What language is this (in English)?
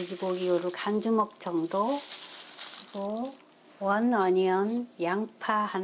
Korean